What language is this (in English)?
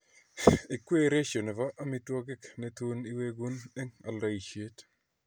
Kalenjin